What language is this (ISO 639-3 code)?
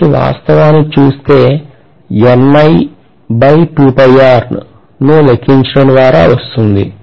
tel